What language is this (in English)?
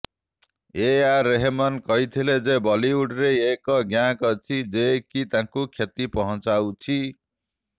Odia